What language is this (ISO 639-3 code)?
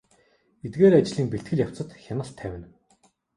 mon